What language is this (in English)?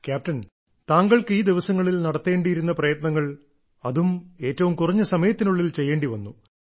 Malayalam